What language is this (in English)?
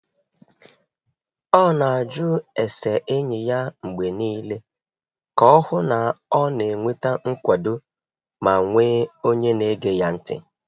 Igbo